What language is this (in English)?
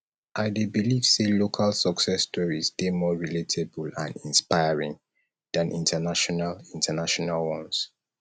Nigerian Pidgin